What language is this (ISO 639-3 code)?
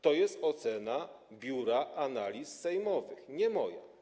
pol